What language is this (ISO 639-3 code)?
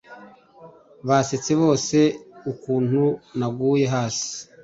kin